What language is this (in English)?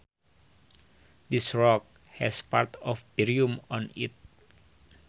Sundanese